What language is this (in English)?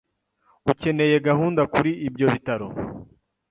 Kinyarwanda